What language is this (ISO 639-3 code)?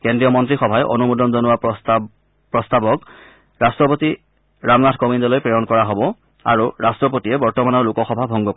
asm